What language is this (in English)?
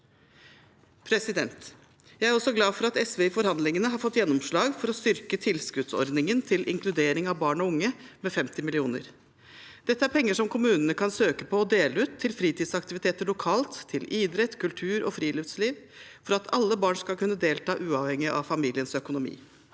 Norwegian